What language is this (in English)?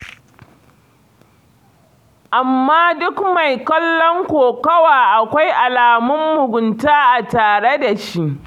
Hausa